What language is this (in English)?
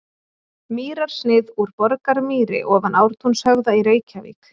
Icelandic